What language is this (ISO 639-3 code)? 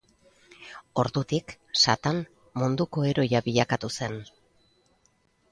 eus